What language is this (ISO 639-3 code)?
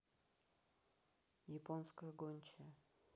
rus